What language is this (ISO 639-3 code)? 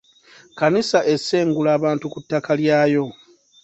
lug